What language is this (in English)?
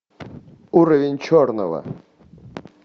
Russian